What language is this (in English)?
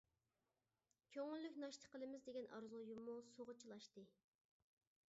Uyghur